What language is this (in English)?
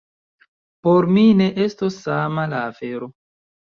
Esperanto